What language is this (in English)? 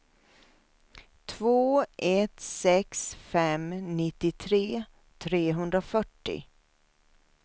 Swedish